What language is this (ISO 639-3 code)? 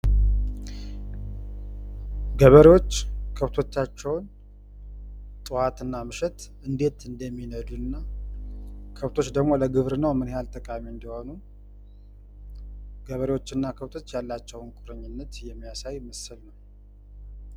amh